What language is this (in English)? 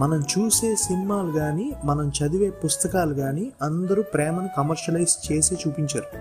Telugu